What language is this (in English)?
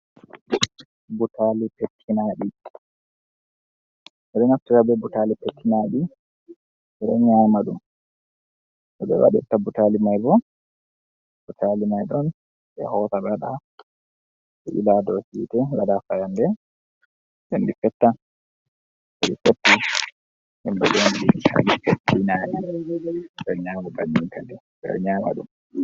Fula